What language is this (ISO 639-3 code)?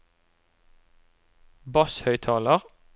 nor